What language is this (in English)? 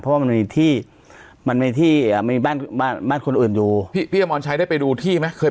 Thai